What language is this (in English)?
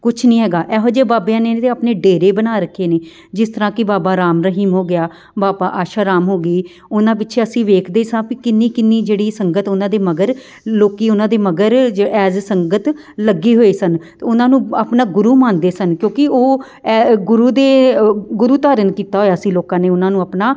Punjabi